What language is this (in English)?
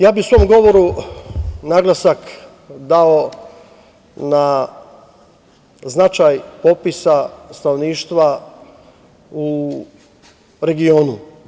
Serbian